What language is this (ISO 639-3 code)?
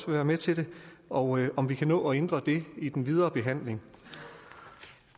dan